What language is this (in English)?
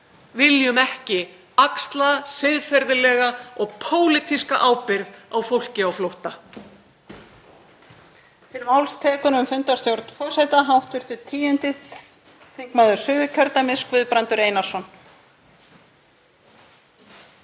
Icelandic